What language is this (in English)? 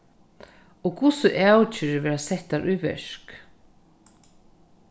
Faroese